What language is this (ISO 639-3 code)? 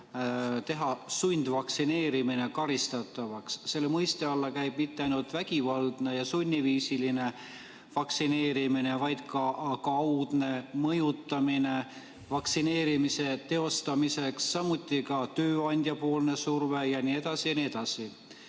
est